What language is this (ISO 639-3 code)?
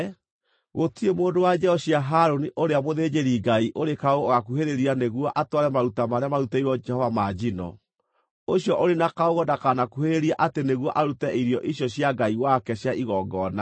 kik